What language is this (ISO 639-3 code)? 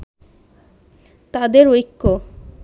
ben